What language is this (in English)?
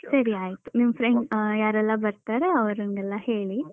Kannada